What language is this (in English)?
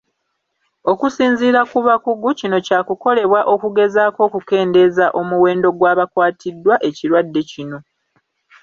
Ganda